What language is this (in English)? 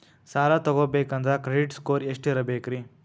Kannada